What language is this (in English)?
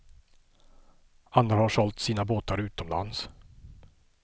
Swedish